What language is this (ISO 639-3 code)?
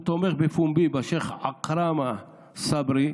heb